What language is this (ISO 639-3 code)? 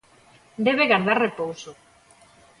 glg